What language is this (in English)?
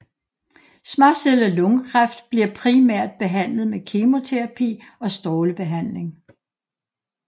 Danish